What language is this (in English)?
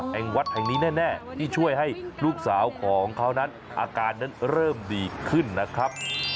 Thai